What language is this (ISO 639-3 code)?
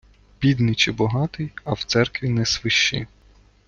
ukr